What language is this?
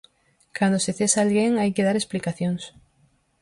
Galician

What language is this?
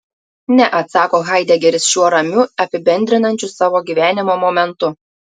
Lithuanian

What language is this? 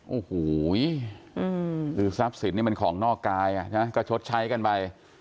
Thai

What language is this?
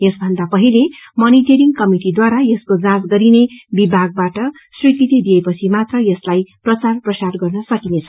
Nepali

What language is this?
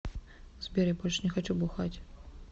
Russian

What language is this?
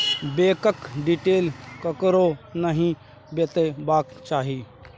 Maithili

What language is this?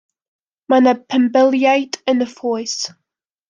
Welsh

